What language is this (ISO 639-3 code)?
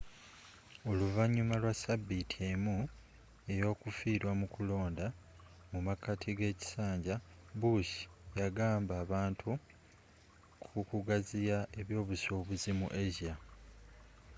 lug